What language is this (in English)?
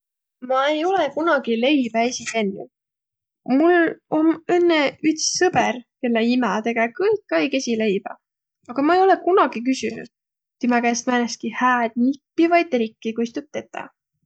Võro